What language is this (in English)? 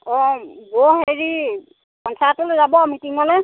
Assamese